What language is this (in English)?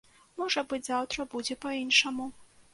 Belarusian